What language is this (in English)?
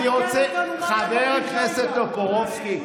Hebrew